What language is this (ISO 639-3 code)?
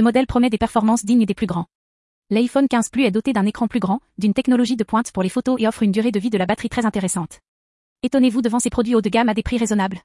fra